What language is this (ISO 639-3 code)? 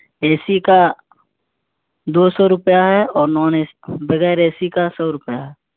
urd